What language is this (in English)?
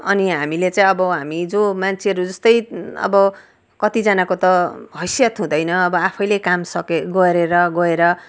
Nepali